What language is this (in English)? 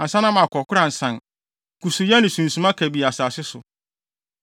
Akan